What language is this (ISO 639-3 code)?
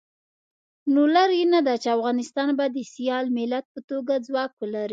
pus